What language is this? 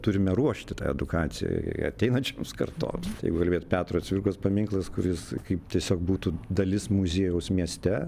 Lithuanian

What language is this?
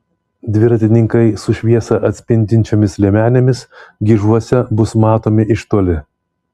Lithuanian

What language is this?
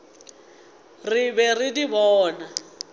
Northern Sotho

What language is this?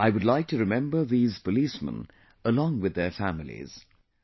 English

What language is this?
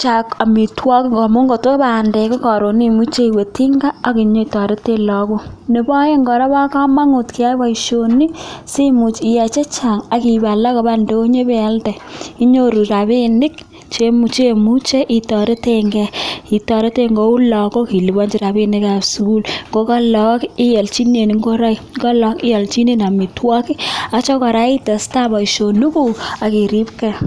Kalenjin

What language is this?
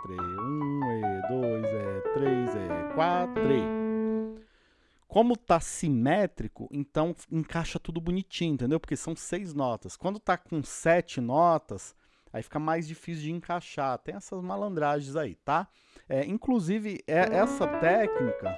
Portuguese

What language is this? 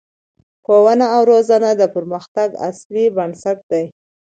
Pashto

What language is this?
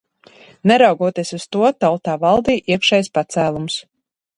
Latvian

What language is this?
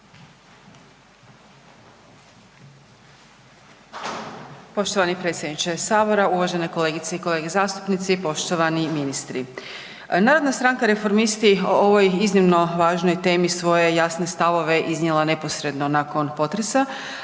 Croatian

